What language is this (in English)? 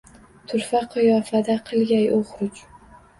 Uzbek